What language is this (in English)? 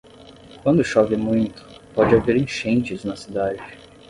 Portuguese